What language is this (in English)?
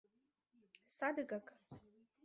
Mari